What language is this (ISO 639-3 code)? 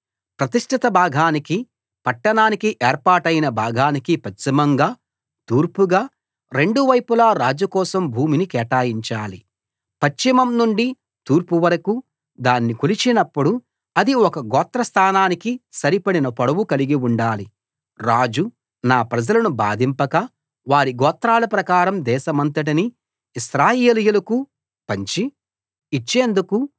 tel